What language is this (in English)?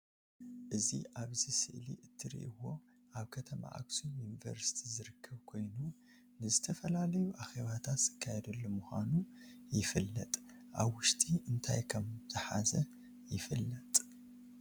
Tigrinya